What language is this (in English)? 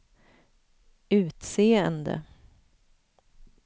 Swedish